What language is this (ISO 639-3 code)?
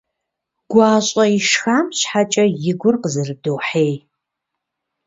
kbd